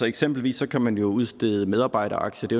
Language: Danish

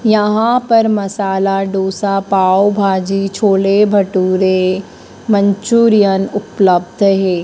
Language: Hindi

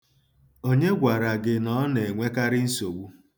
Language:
Igbo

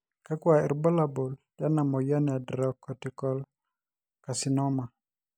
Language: Masai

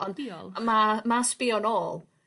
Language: Welsh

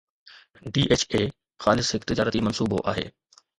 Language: Sindhi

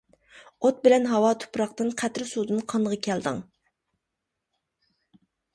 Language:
Uyghur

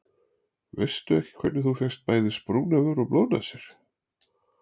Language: Icelandic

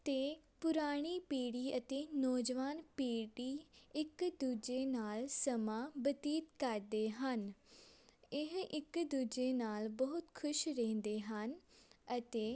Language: Punjabi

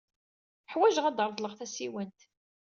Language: Kabyle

